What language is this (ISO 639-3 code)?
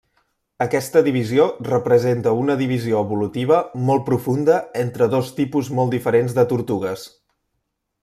cat